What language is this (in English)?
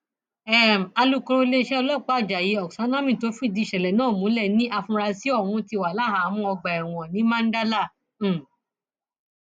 Yoruba